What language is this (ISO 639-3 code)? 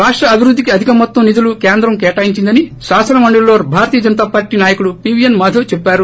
tel